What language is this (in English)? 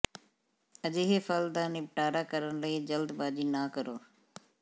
Punjabi